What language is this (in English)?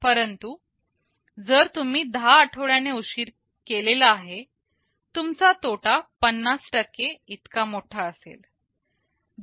Marathi